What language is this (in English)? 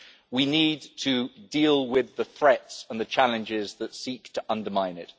English